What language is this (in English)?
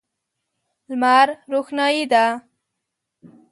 Pashto